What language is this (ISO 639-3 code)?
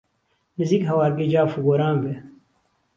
ckb